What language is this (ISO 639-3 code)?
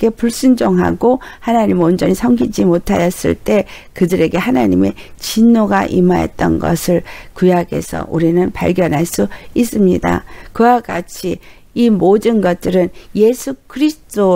kor